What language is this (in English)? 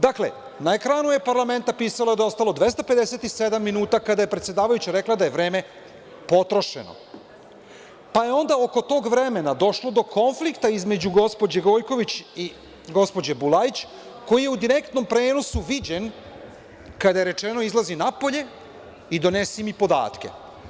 Serbian